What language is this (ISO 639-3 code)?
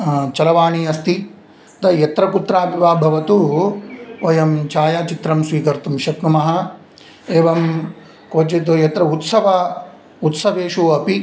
san